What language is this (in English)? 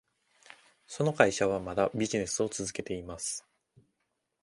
Japanese